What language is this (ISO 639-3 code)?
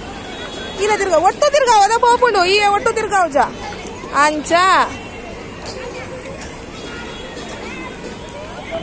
hin